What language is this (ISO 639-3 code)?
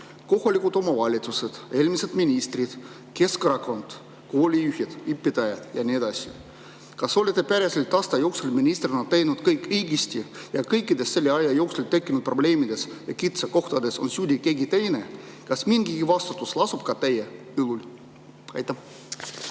est